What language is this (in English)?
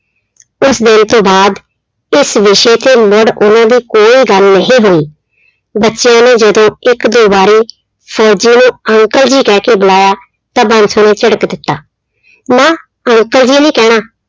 Punjabi